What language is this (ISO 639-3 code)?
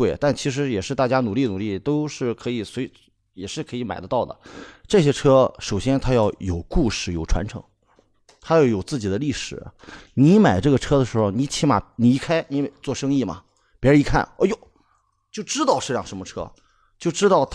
zho